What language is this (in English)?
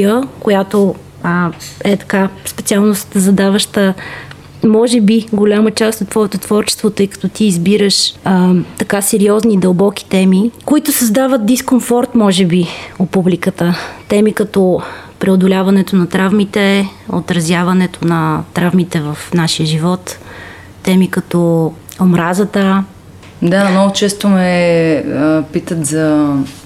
Bulgarian